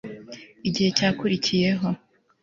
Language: Kinyarwanda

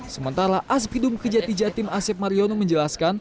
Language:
Indonesian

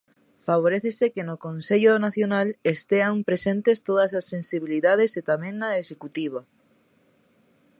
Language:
Galician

